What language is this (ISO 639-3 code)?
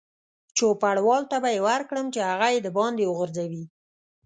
pus